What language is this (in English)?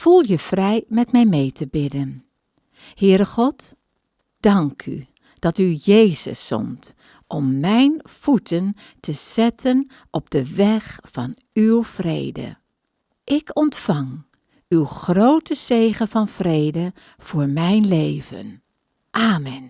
Dutch